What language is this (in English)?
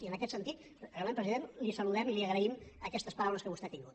Catalan